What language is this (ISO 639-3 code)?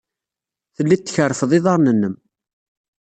kab